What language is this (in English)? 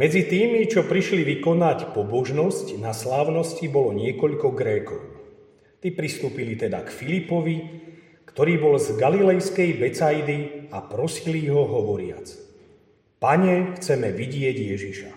Slovak